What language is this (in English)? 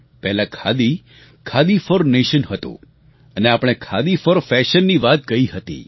Gujarati